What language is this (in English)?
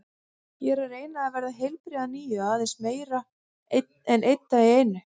Icelandic